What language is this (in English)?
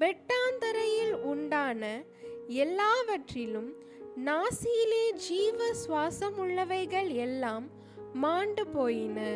Tamil